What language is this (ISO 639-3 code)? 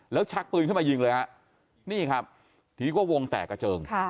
tha